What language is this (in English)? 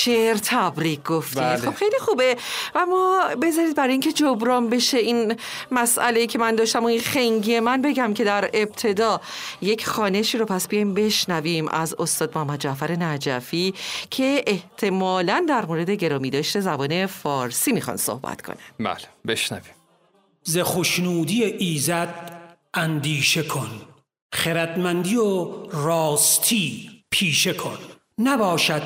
Persian